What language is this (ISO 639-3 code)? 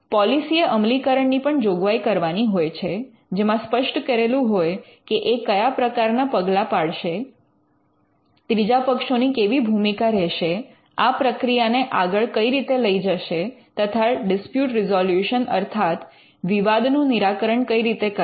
guj